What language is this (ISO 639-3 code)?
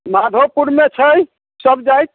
mai